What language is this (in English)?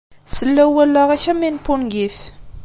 Kabyle